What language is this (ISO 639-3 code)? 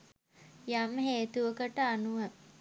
sin